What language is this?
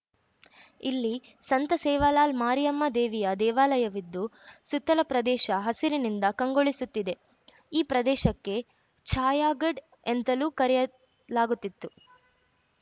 Kannada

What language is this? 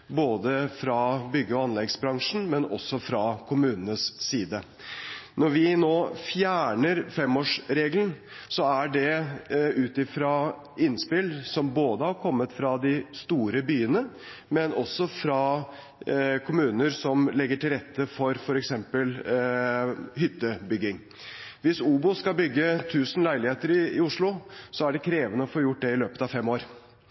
Norwegian Bokmål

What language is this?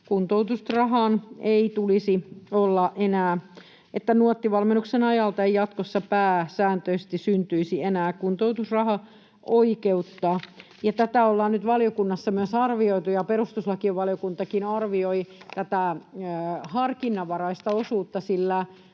Finnish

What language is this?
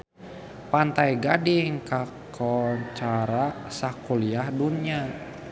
Sundanese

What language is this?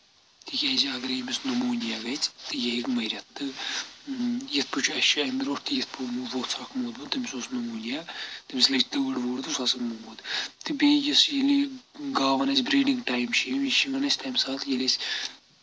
Kashmiri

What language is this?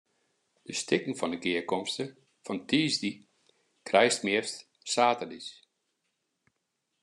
Western Frisian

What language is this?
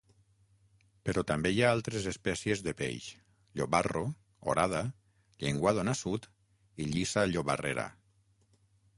Catalan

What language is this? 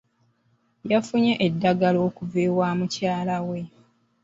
Ganda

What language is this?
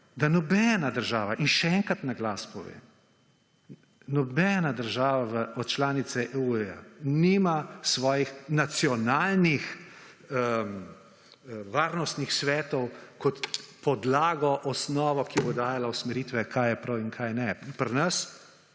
Slovenian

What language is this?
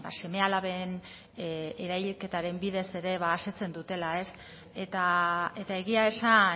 Basque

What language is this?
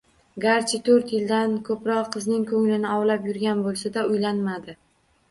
Uzbek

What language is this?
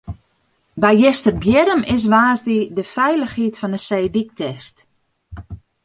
Western Frisian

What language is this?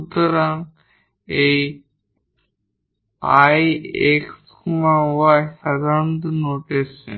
Bangla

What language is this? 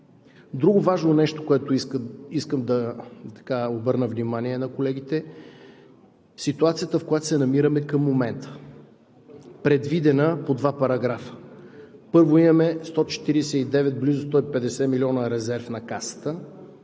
Bulgarian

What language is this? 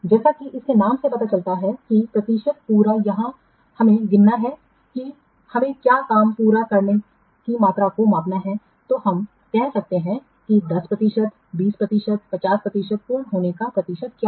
Hindi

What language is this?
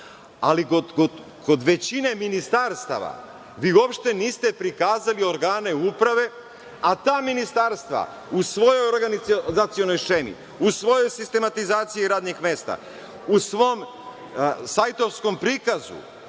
Serbian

